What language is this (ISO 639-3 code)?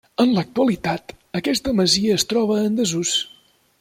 cat